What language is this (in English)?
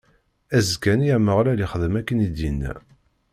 Kabyle